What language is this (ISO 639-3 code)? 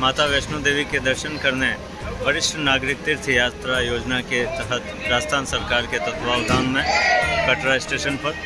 hin